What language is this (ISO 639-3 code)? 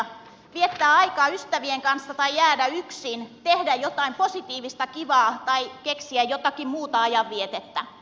fin